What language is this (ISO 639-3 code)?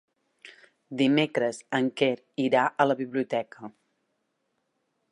cat